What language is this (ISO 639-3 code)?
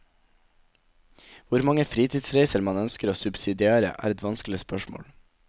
nor